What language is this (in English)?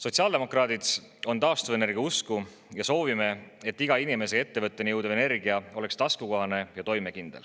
Estonian